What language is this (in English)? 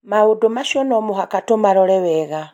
Kikuyu